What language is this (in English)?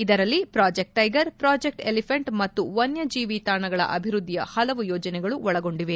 Kannada